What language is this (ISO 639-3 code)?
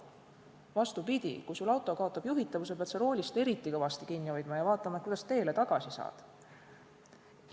est